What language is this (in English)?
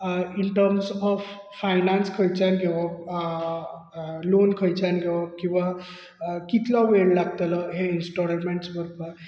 Konkani